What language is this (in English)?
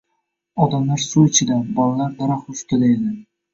Uzbek